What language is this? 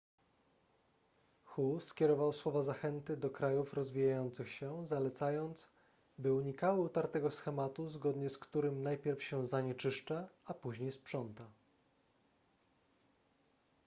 Polish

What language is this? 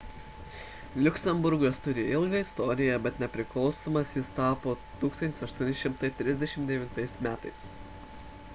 Lithuanian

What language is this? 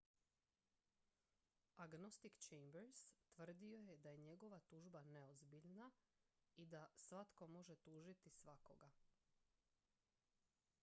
Croatian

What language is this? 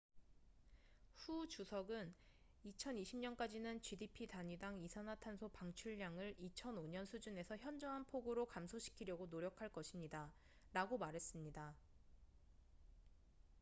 Korean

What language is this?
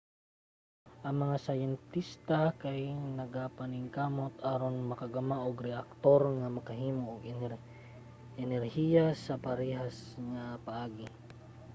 Cebuano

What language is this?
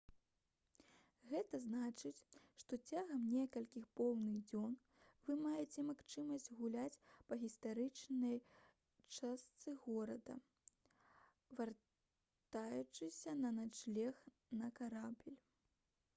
Belarusian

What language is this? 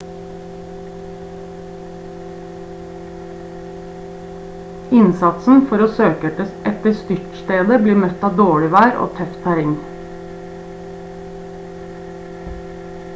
Norwegian Bokmål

